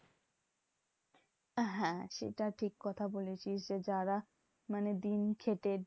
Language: Bangla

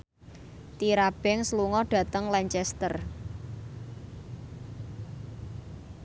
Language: Javanese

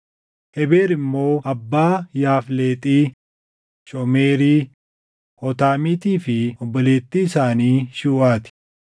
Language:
Oromo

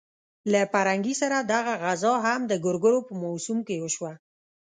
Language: Pashto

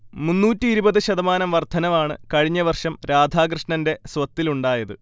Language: Malayalam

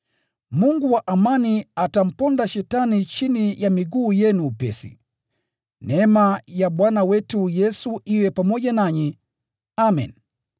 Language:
Swahili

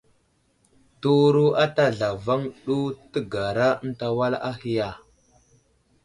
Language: Wuzlam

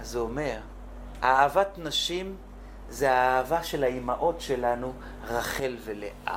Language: Hebrew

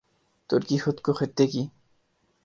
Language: Urdu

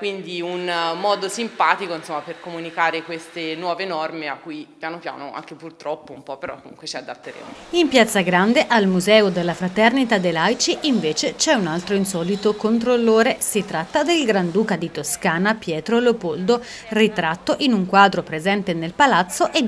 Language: Italian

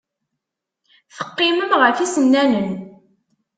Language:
Kabyle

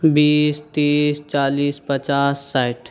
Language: Maithili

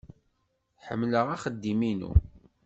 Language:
Kabyle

